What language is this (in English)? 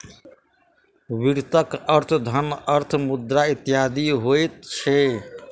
Maithili